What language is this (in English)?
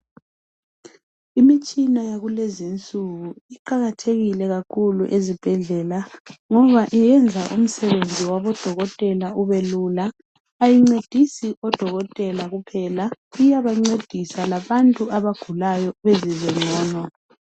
North Ndebele